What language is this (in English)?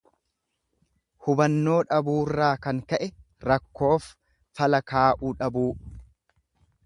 Oromo